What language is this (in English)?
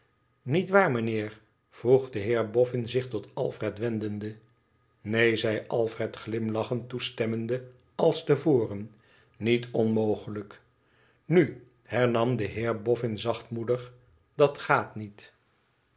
Dutch